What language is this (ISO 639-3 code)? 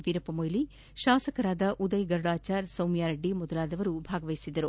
kan